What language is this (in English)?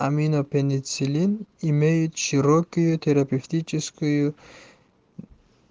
Russian